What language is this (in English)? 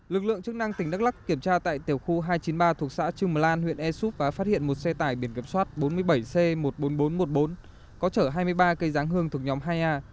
Vietnamese